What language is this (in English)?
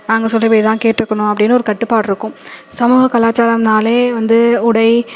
Tamil